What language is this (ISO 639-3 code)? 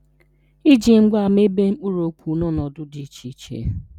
ibo